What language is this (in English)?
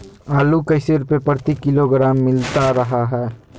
Magahi